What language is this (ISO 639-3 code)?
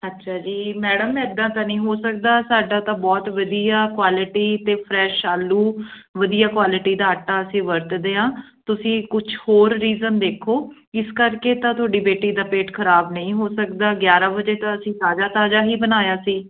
pan